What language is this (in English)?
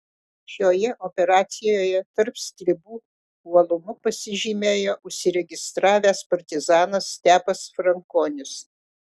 Lithuanian